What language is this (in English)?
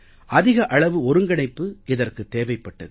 Tamil